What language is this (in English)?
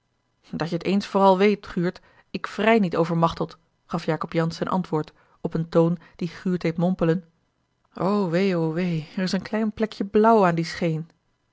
Dutch